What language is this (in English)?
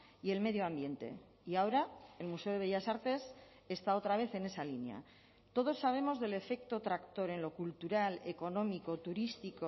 Spanish